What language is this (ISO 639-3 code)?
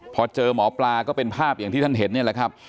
tha